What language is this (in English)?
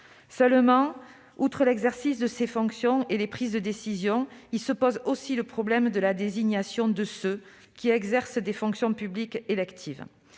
French